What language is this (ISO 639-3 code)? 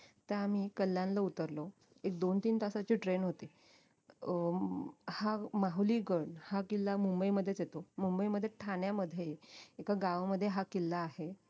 mar